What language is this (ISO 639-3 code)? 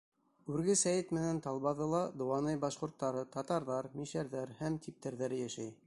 bak